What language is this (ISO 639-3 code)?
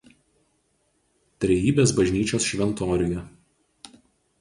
lit